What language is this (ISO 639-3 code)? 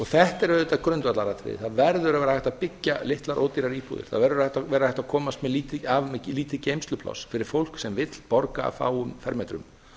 isl